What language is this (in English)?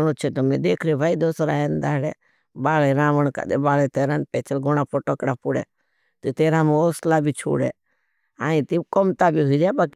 Bhili